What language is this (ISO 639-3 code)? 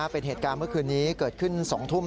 tha